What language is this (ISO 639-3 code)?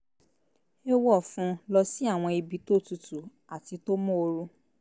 yor